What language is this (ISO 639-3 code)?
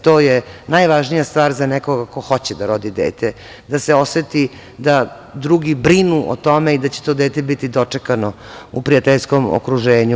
srp